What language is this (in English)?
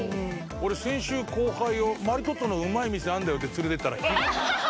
Japanese